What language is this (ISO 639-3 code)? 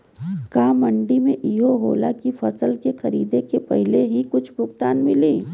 bho